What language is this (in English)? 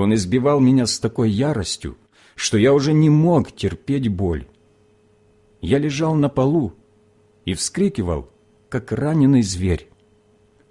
Russian